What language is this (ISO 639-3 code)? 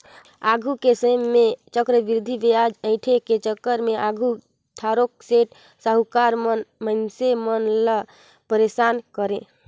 hne